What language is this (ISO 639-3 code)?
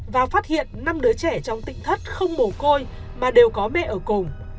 vie